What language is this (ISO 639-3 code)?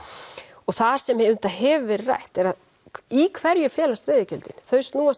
isl